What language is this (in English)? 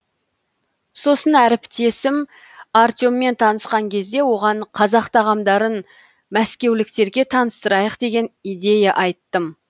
Kazakh